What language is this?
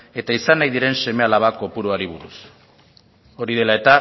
Basque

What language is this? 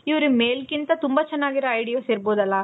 Kannada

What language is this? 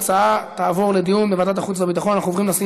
Hebrew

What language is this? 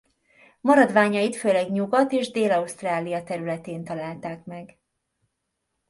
Hungarian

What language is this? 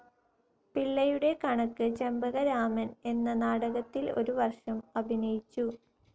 Malayalam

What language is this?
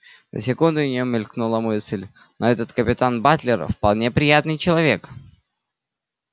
Russian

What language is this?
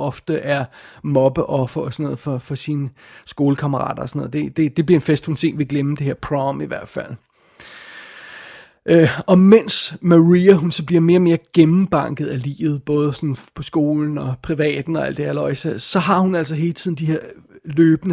Danish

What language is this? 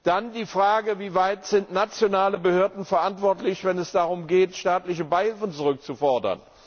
German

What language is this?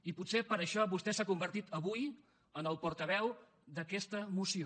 Catalan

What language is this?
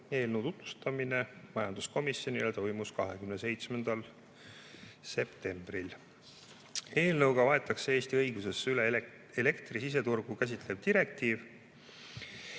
Estonian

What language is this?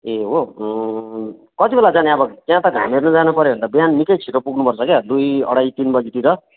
Nepali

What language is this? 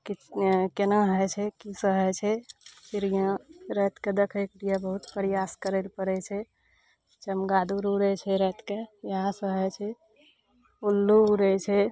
Maithili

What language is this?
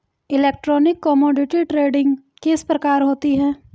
Hindi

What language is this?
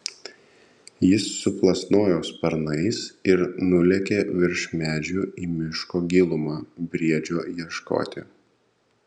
Lithuanian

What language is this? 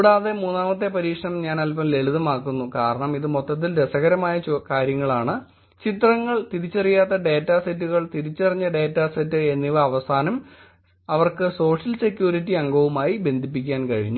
Malayalam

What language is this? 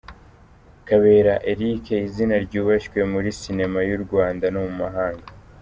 Kinyarwanda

